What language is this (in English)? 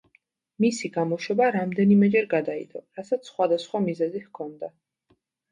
Georgian